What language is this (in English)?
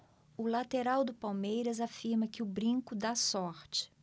Portuguese